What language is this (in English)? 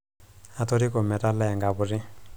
Masai